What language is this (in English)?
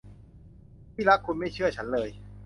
Thai